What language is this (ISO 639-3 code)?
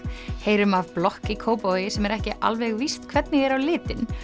isl